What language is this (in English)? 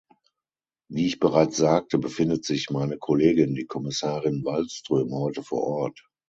German